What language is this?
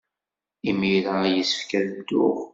Kabyle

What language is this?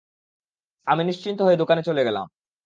Bangla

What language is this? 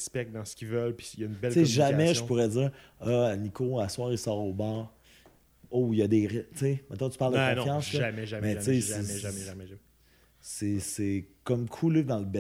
French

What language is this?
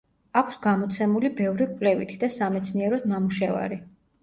Georgian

